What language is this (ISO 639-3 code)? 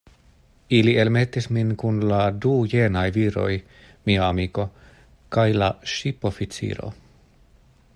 epo